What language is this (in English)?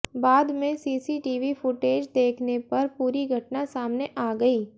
Hindi